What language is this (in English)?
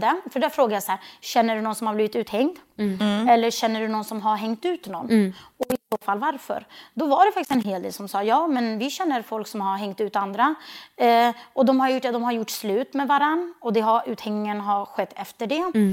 Swedish